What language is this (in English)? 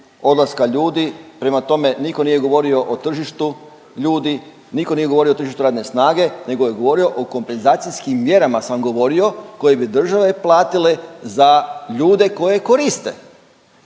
Croatian